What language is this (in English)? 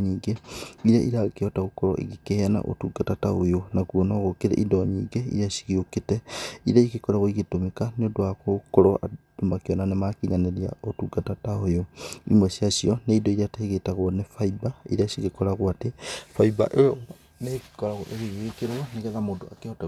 Kikuyu